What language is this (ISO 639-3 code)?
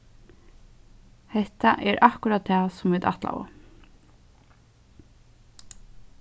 fao